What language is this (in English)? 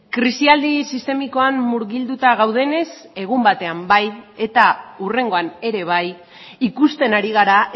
Basque